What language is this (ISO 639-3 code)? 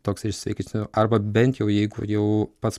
lit